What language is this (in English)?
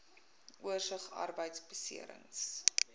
Afrikaans